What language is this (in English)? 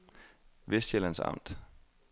Danish